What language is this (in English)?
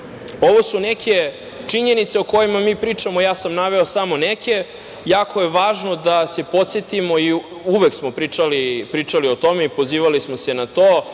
Serbian